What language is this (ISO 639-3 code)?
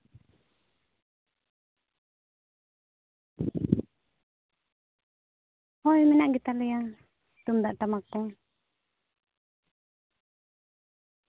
sat